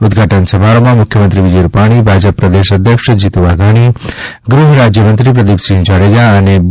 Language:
Gujarati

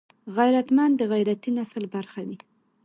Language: Pashto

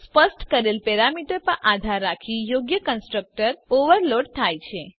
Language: Gujarati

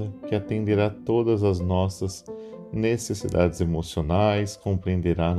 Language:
Portuguese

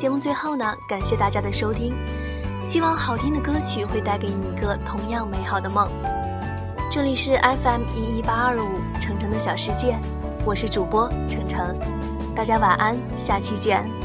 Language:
Chinese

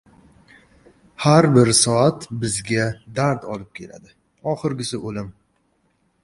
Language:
Uzbek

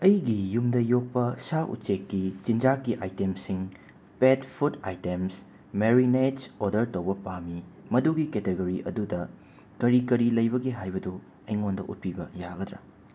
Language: Manipuri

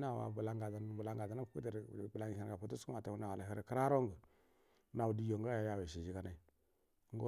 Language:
Buduma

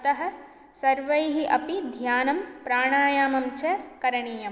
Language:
Sanskrit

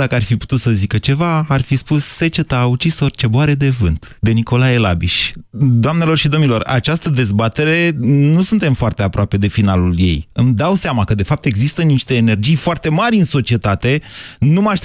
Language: Romanian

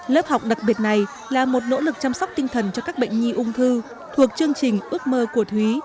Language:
Vietnamese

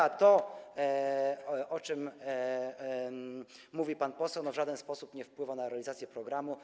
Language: Polish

